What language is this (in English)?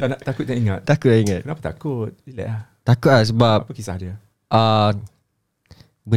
Malay